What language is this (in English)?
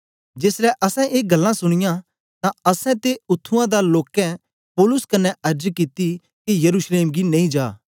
Dogri